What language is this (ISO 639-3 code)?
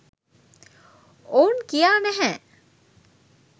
sin